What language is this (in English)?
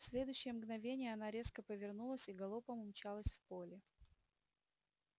Russian